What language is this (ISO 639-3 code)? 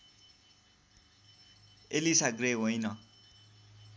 nep